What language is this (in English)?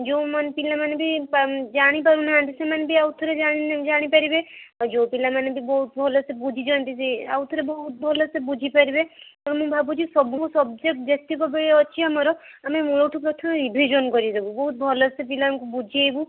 Odia